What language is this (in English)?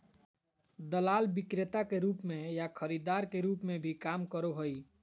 Magahi